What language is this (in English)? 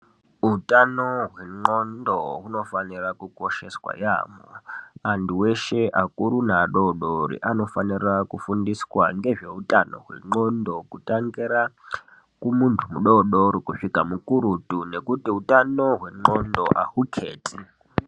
Ndau